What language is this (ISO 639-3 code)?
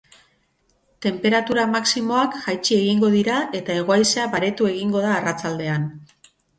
eus